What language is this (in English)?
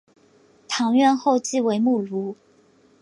Chinese